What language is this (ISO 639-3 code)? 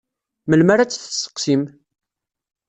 kab